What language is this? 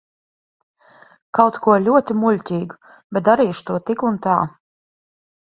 Latvian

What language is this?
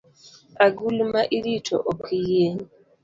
Luo (Kenya and Tanzania)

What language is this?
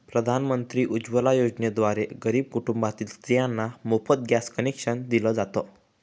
Marathi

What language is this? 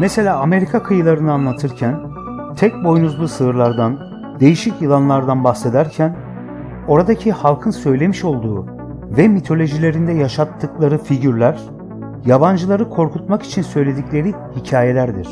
Turkish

